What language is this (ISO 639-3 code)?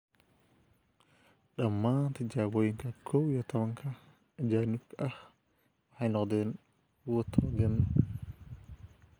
som